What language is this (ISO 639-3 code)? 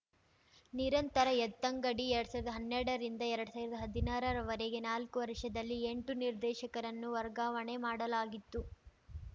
kan